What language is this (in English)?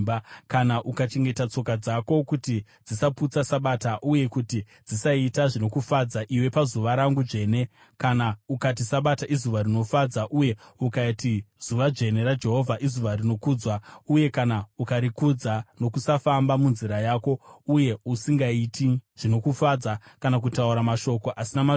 Shona